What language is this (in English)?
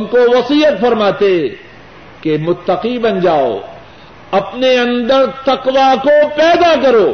Urdu